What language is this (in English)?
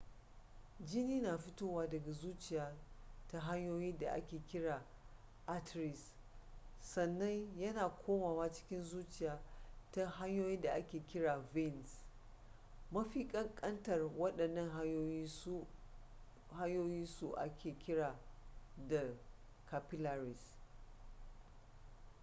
Hausa